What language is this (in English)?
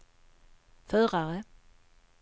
Swedish